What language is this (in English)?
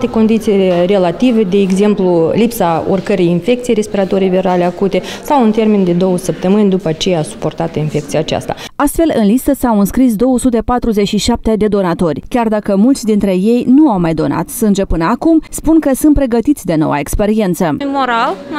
Romanian